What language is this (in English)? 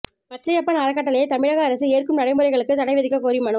Tamil